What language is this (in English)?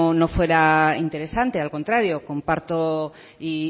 Spanish